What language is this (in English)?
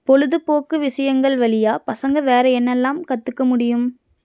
Tamil